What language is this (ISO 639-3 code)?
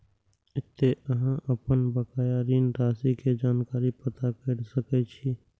mai